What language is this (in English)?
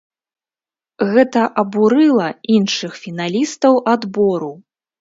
Belarusian